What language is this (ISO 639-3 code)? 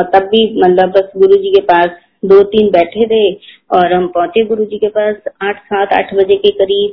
hin